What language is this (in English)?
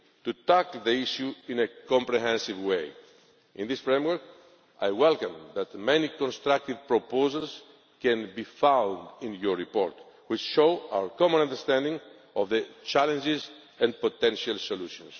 English